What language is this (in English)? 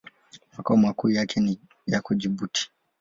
Swahili